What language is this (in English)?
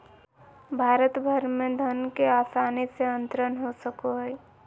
Magahi